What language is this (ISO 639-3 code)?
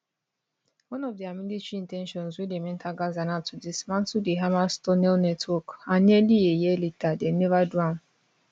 pcm